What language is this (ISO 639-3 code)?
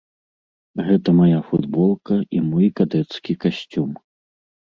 bel